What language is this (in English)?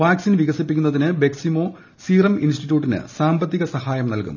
Malayalam